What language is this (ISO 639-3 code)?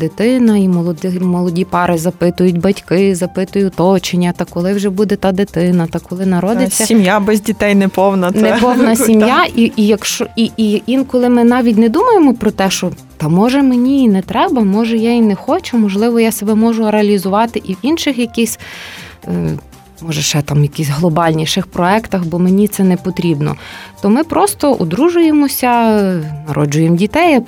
ukr